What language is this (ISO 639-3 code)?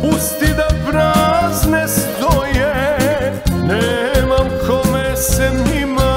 ron